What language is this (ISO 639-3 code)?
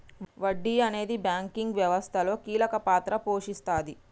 tel